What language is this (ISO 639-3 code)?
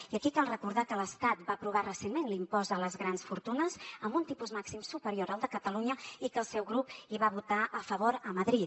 cat